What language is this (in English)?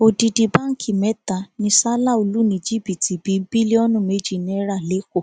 Yoruba